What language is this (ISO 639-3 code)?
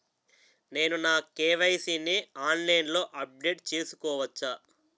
tel